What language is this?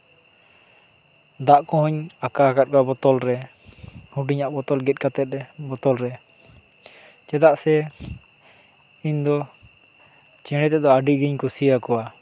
Santali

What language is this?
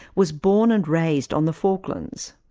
English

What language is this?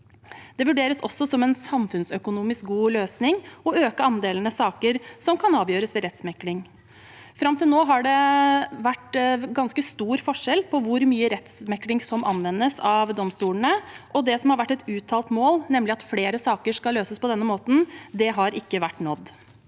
Norwegian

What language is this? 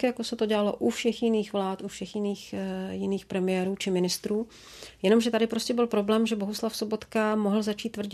Czech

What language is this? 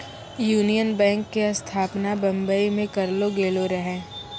Maithili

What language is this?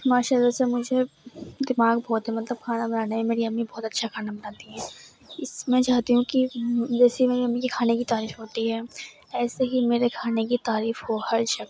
Urdu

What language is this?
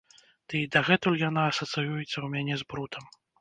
Belarusian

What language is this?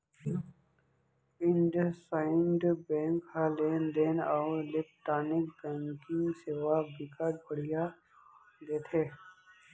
Chhattisgarhi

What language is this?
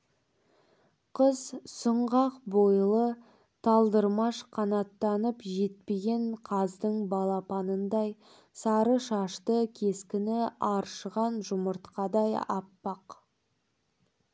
Kazakh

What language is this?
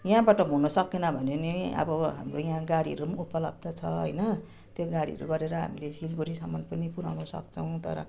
Nepali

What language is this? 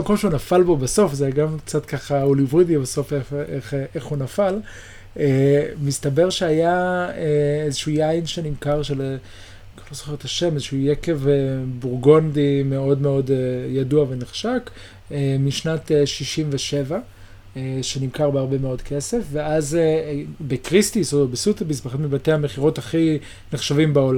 Hebrew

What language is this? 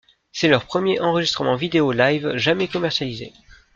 French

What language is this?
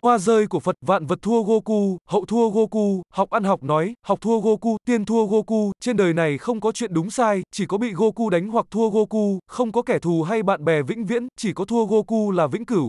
Vietnamese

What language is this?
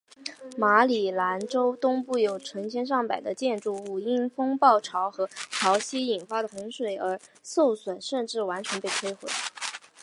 Chinese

